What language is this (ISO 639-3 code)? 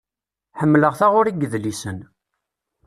kab